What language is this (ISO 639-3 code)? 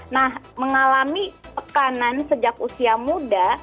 ind